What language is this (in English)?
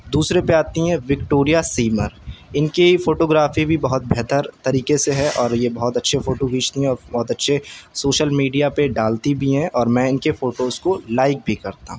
Urdu